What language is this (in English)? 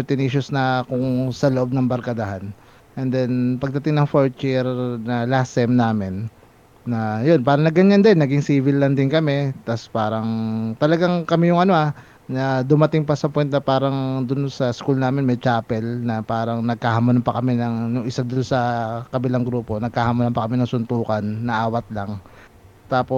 Filipino